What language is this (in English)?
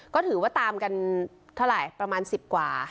Thai